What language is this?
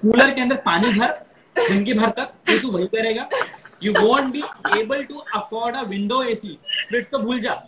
Hindi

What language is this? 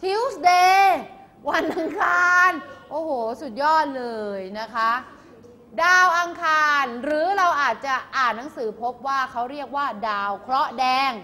Thai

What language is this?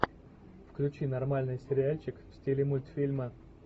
Russian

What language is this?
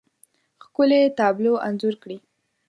Pashto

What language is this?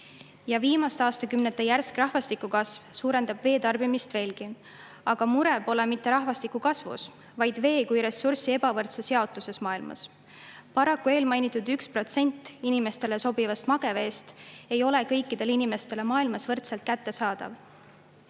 Estonian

